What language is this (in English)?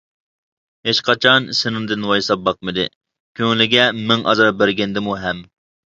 Uyghur